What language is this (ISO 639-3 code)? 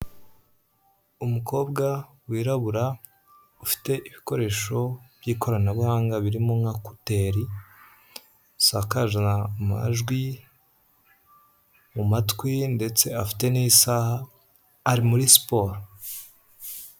kin